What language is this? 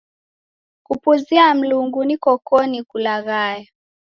Taita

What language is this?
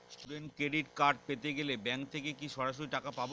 Bangla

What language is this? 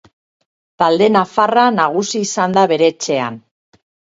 Basque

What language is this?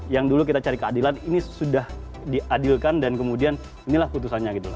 Indonesian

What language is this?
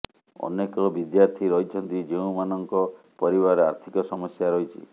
Odia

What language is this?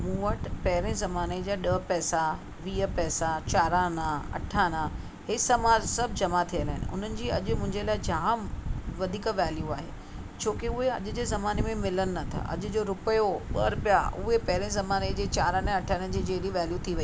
Sindhi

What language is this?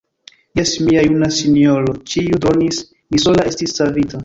Esperanto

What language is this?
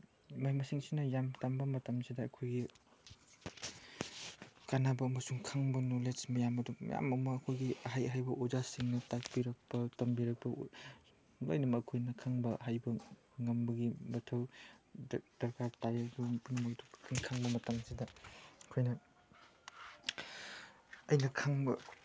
Manipuri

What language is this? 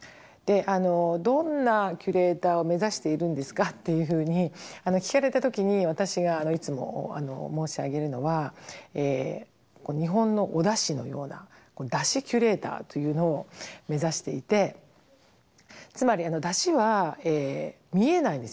Japanese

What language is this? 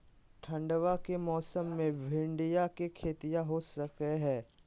Magahi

